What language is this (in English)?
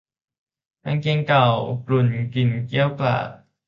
Thai